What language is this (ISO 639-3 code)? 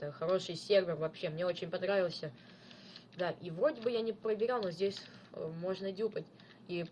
rus